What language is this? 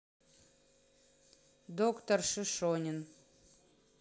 Russian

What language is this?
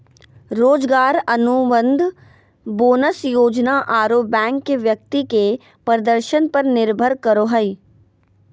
Magahi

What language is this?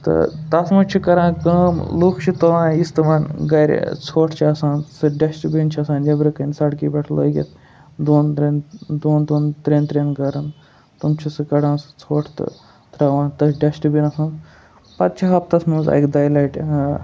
Kashmiri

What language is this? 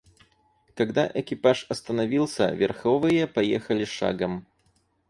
Russian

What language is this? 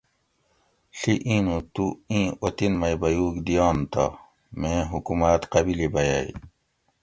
Gawri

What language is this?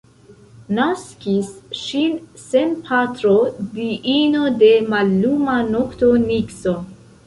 Esperanto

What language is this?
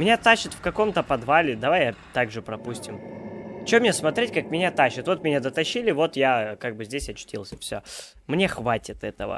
Russian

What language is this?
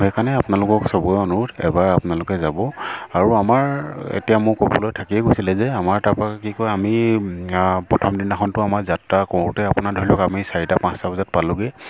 Assamese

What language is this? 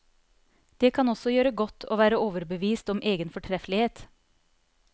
Norwegian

